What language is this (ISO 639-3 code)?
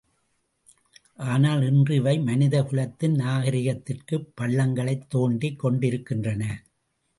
tam